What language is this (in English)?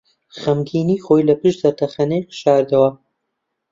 Central Kurdish